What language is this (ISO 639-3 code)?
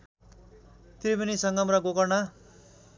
nep